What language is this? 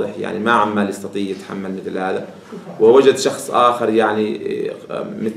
Arabic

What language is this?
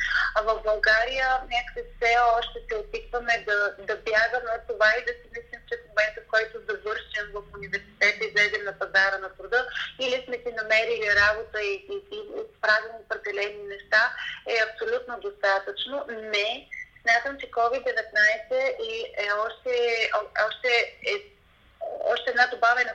Bulgarian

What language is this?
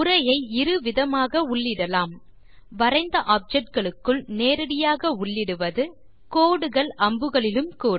Tamil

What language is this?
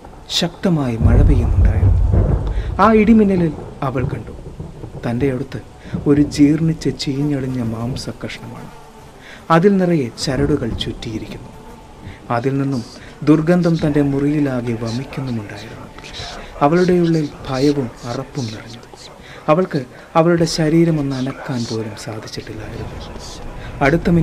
Malayalam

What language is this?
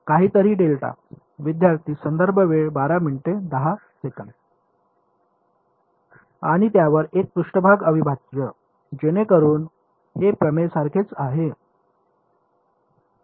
Marathi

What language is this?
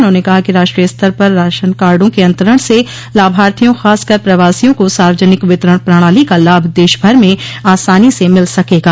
Hindi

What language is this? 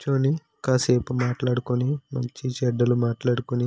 Telugu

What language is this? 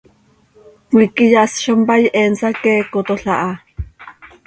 Seri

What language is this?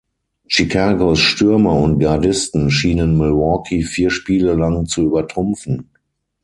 German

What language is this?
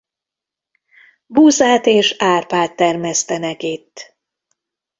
Hungarian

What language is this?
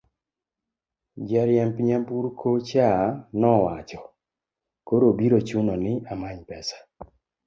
Luo (Kenya and Tanzania)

